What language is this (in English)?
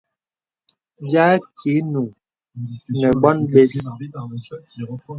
Bebele